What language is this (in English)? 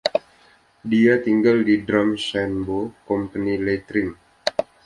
Indonesian